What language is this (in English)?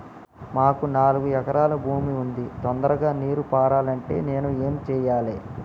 Telugu